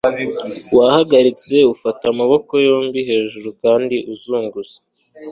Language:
Kinyarwanda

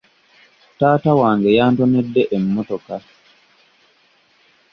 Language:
Ganda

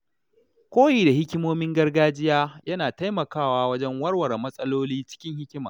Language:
Hausa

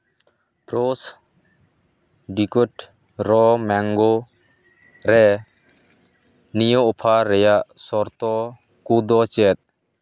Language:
Santali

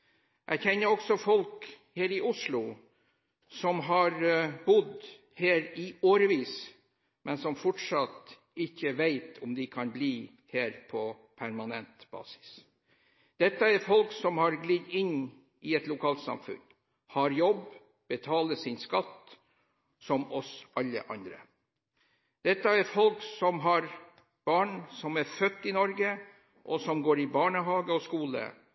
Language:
Norwegian Bokmål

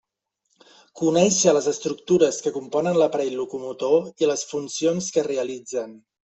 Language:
Catalan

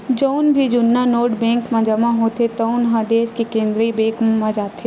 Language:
Chhattisgarhi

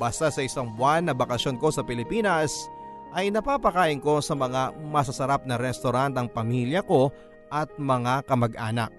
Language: Filipino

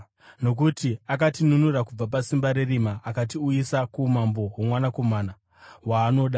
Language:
Shona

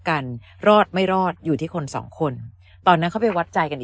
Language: Thai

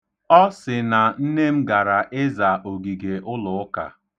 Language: Igbo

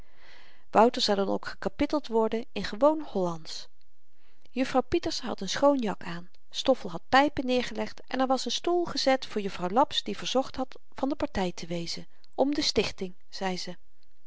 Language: Dutch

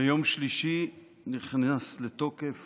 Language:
Hebrew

